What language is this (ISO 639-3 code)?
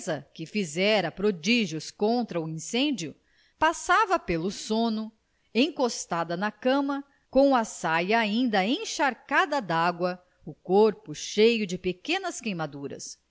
por